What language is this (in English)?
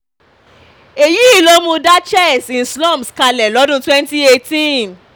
Yoruba